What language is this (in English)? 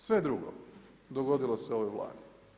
Croatian